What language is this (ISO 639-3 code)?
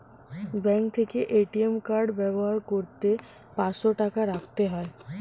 ben